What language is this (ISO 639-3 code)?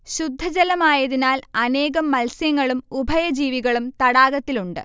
mal